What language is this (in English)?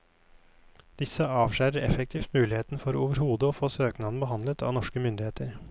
Norwegian